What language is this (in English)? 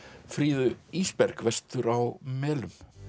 Icelandic